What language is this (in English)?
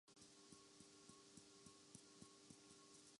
Urdu